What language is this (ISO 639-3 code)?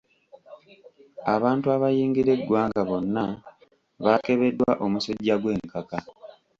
lug